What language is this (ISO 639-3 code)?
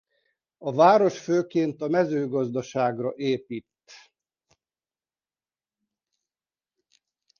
hun